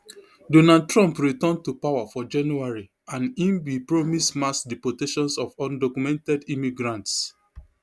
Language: Nigerian Pidgin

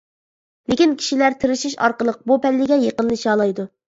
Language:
Uyghur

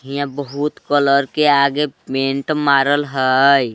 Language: Magahi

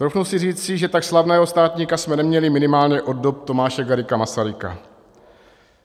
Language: Czech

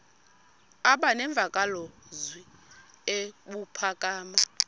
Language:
Xhosa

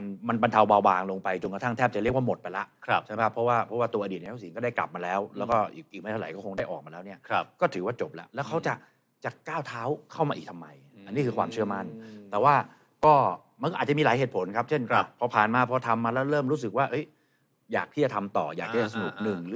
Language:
Thai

